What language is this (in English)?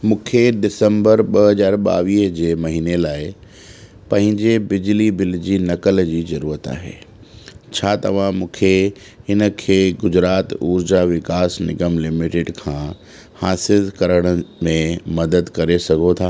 Sindhi